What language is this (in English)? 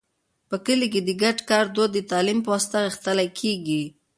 Pashto